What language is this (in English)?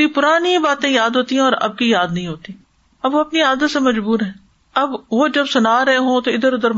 Urdu